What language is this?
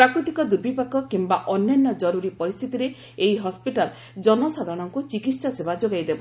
Odia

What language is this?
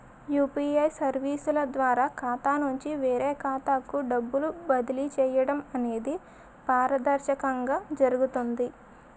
Telugu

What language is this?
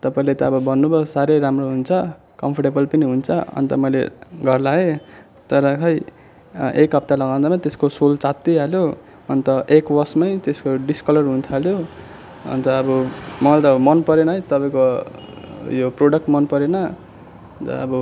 Nepali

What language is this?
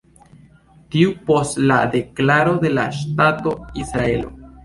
Esperanto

